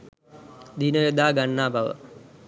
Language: Sinhala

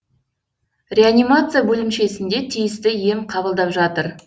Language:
Kazakh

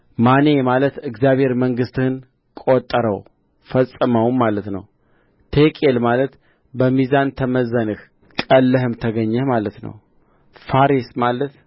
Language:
Amharic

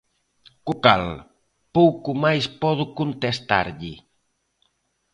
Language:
Galician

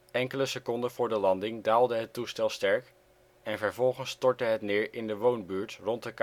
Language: Dutch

